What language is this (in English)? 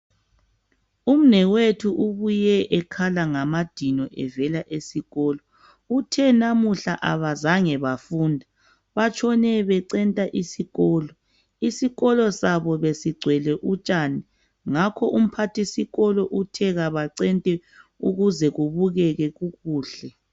North Ndebele